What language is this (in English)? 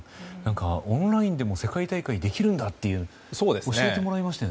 Japanese